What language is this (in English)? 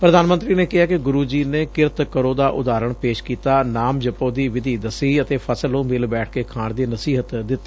Punjabi